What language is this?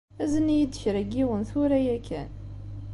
Kabyle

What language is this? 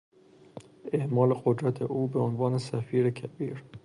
Persian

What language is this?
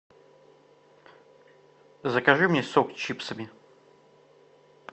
Russian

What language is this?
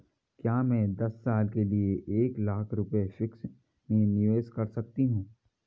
Hindi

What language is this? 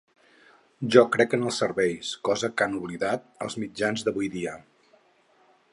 Catalan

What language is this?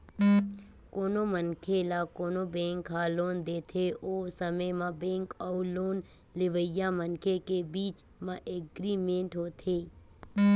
Chhattisgarhi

